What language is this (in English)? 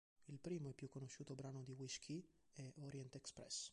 Italian